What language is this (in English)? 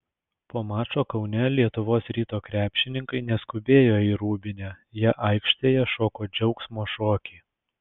Lithuanian